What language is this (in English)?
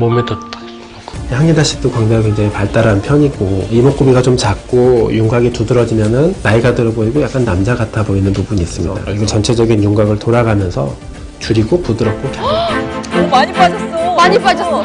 Korean